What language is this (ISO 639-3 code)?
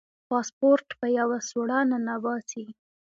pus